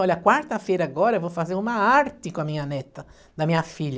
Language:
Portuguese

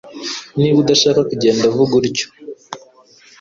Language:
Kinyarwanda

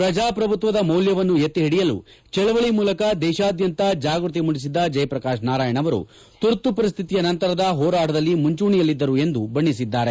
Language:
Kannada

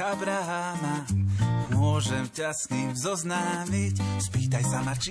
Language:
Slovak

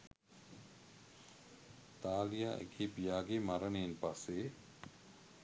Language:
Sinhala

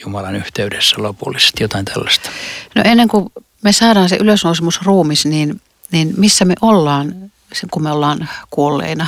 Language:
Finnish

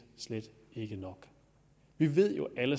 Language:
Danish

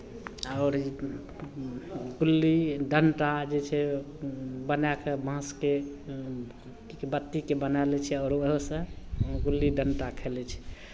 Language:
Maithili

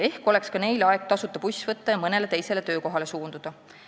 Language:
Estonian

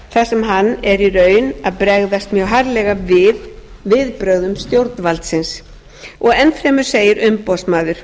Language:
Icelandic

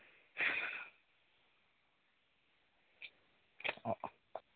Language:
Assamese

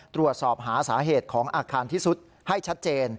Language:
Thai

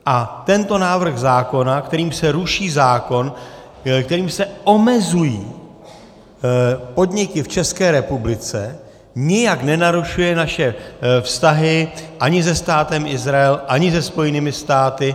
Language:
Czech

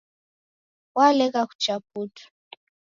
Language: Taita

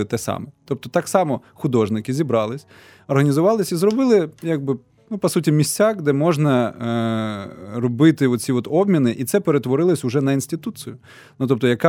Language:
Ukrainian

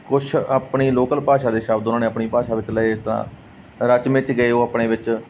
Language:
Punjabi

